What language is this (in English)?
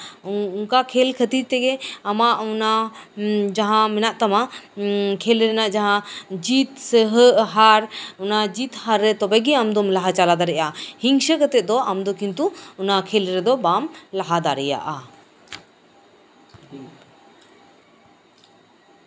Santali